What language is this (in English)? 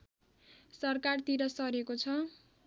Nepali